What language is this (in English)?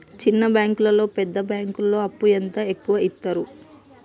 Telugu